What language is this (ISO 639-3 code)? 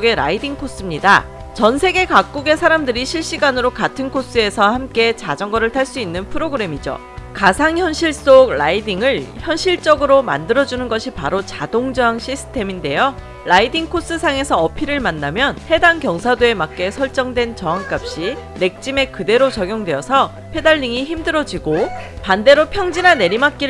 kor